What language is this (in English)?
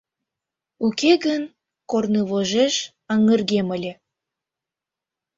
Mari